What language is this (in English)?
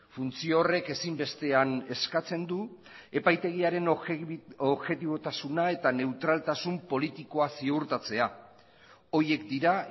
Basque